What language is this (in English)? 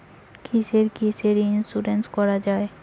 Bangla